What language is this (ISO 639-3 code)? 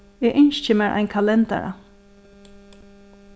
fao